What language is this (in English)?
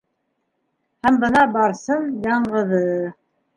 Bashkir